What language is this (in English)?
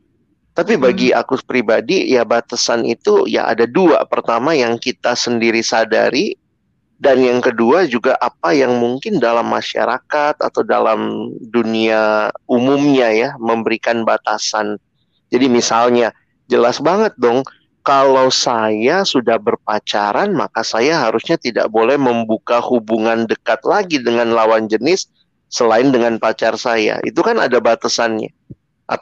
Indonesian